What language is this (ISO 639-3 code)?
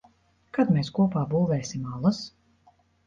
lav